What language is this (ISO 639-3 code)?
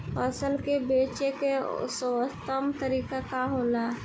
bho